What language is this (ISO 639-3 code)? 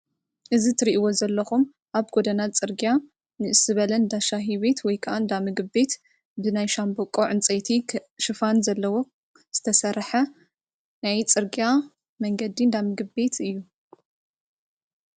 tir